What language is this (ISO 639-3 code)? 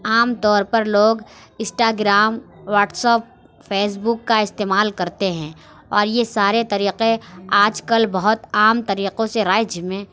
urd